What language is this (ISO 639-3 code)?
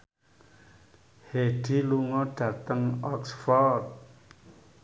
jav